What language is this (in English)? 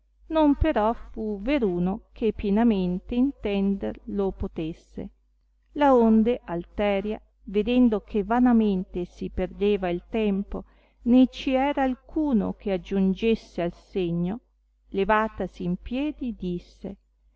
Italian